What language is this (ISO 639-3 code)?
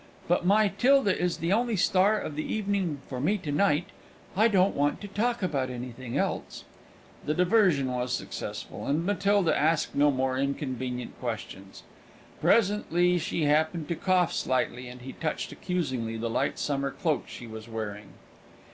eng